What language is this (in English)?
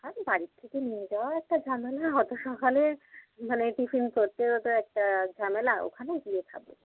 Bangla